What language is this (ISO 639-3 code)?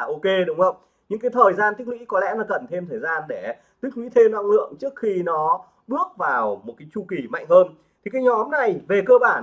vie